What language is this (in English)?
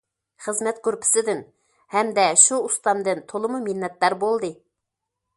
Uyghur